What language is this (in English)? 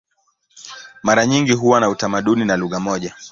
Swahili